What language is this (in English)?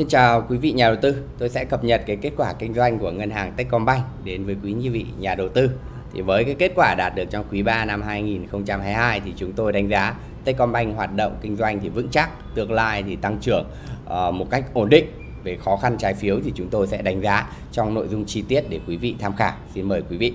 Vietnamese